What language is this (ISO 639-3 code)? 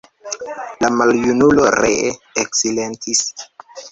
epo